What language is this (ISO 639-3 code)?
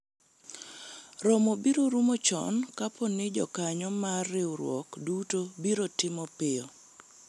luo